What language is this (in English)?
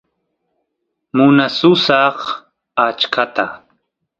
Santiago del Estero Quichua